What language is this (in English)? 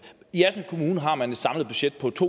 Danish